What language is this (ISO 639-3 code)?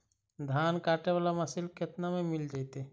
mag